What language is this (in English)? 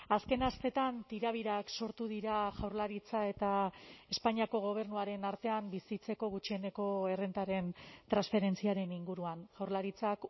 Basque